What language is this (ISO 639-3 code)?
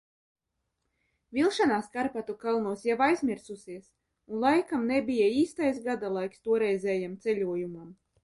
lav